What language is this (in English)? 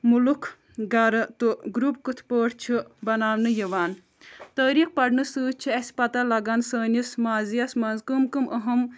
Kashmiri